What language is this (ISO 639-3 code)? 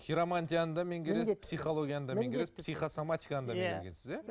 kaz